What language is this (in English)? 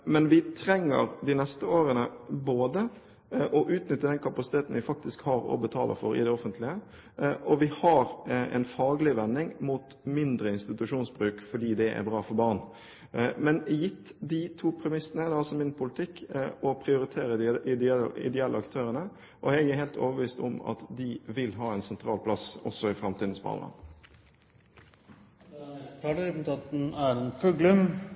Norwegian